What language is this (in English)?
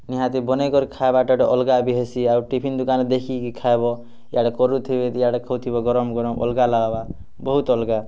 Odia